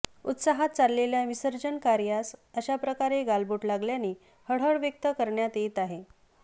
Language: Marathi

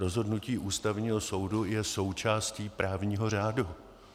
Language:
Czech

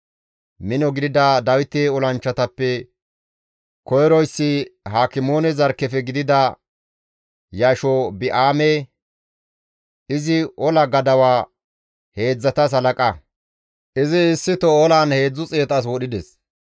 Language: Gamo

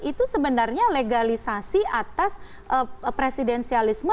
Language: Indonesian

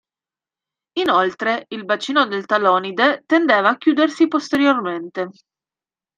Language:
Italian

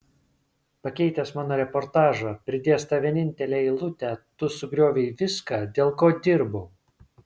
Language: Lithuanian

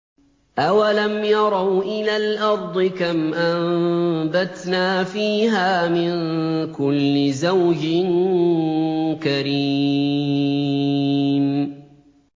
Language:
Arabic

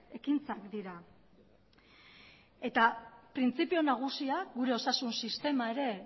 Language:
Basque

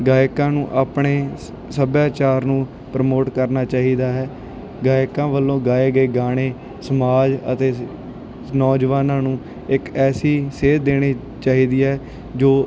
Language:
Punjabi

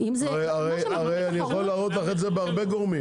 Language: Hebrew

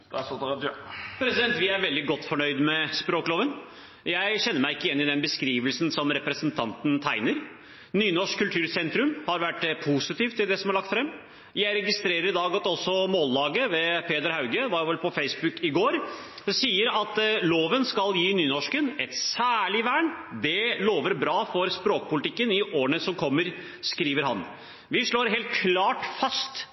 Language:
Norwegian Nynorsk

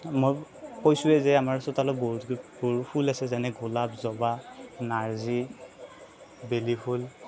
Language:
Assamese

